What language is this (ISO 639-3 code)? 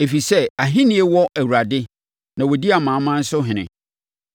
aka